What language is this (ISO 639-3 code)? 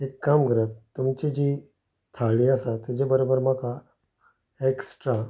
kok